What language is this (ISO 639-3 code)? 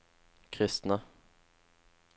nor